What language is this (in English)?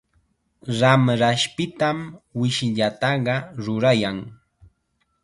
Chiquián Ancash Quechua